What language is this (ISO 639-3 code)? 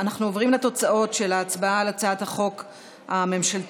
heb